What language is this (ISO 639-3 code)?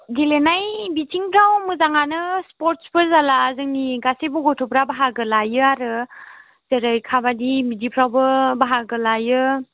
brx